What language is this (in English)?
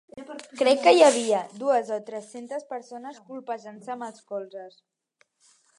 Catalan